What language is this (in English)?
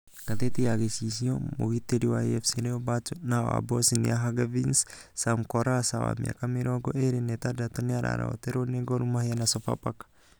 Kikuyu